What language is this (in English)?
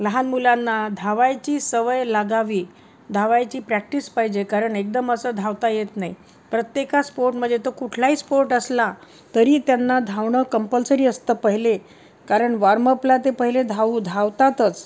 Marathi